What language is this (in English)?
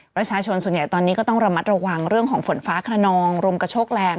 Thai